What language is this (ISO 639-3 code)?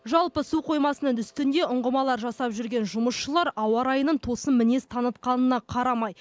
kaz